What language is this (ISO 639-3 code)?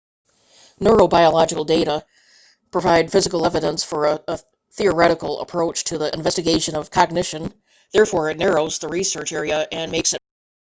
eng